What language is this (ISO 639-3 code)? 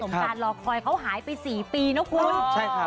tha